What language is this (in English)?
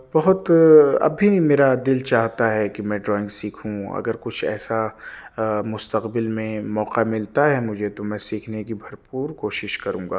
Urdu